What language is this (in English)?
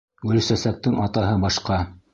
Bashkir